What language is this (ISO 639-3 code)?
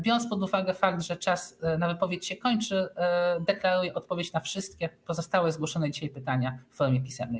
pol